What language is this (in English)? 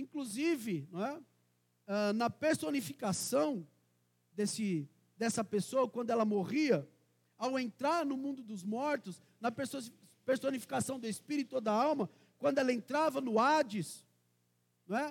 Portuguese